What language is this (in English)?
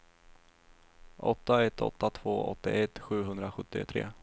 Swedish